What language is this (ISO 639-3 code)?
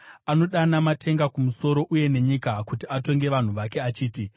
sna